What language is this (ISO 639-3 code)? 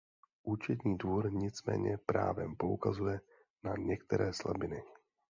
ces